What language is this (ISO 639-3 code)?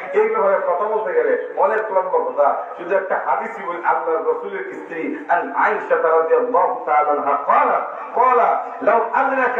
ara